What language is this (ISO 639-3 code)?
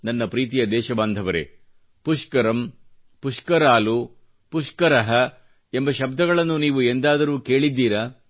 kan